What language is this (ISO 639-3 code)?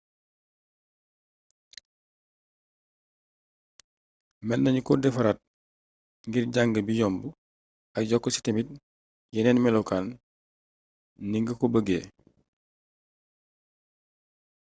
wol